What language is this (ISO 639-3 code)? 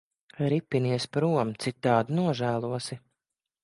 lav